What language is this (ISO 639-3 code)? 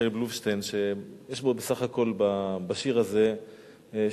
heb